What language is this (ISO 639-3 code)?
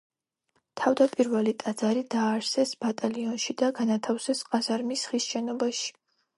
kat